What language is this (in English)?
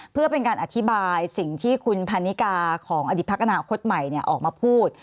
Thai